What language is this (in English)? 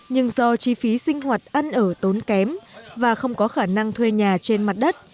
Vietnamese